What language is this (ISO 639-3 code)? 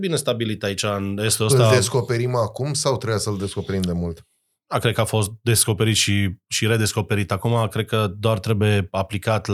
ron